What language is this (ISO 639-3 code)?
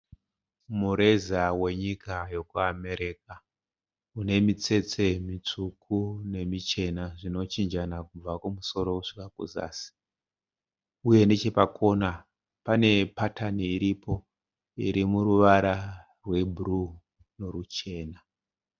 sna